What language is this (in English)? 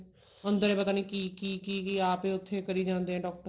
Punjabi